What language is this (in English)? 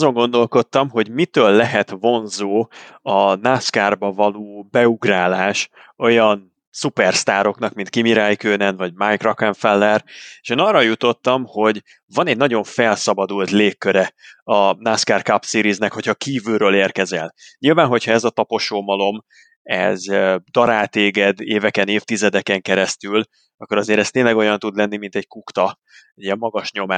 Hungarian